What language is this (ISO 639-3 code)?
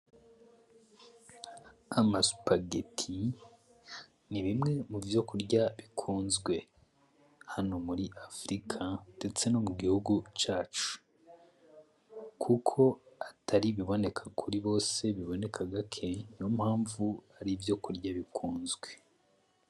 run